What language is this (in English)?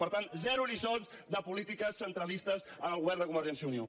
Catalan